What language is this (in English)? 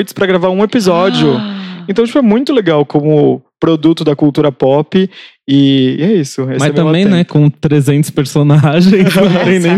Portuguese